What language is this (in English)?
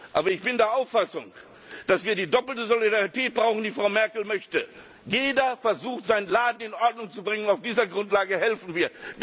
German